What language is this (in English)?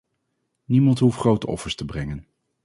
Dutch